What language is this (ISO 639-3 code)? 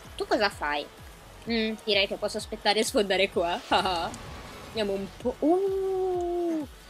ita